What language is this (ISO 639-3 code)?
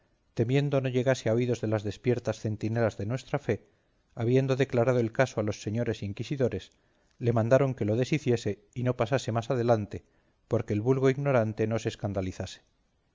spa